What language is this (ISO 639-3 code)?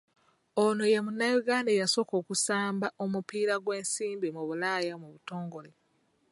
lug